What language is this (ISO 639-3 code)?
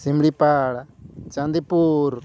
sat